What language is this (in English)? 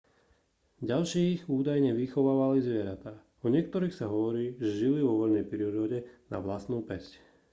Slovak